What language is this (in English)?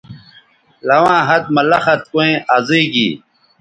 Bateri